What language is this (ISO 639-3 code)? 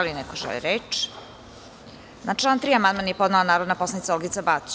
srp